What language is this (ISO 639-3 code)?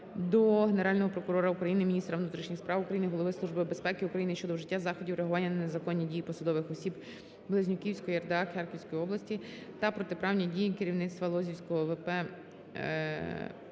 ukr